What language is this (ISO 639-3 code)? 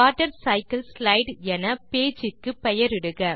tam